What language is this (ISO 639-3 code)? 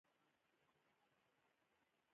pus